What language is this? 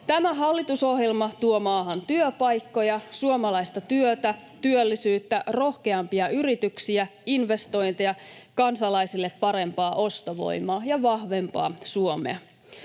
Finnish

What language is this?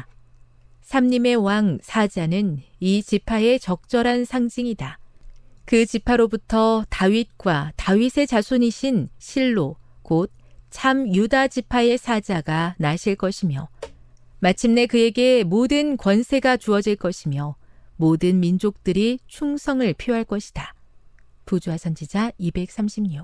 Korean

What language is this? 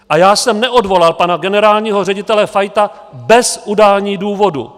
Czech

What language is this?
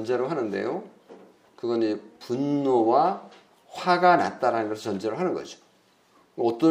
Korean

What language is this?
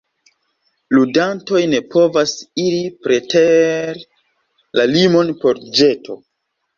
Esperanto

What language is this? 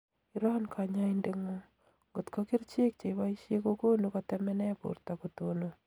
Kalenjin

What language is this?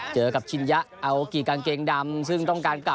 Thai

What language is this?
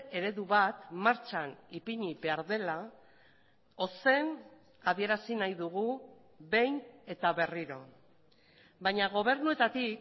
Basque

